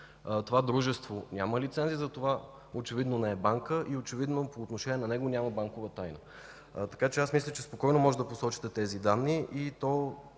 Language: Bulgarian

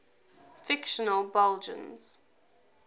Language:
English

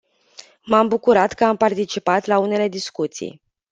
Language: Romanian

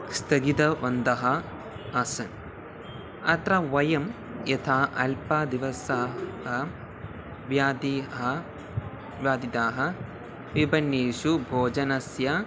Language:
Sanskrit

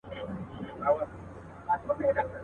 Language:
Pashto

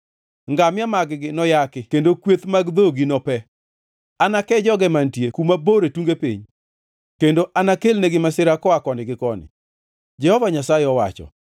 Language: Luo (Kenya and Tanzania)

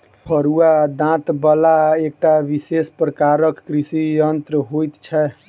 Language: Maithili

